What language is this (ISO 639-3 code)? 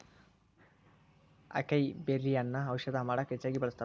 kan